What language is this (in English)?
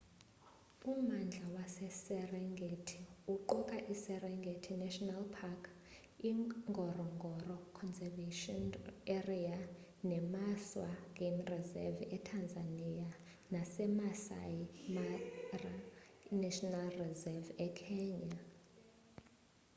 Xhosa